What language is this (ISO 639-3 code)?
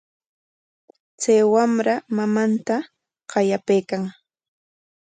qwa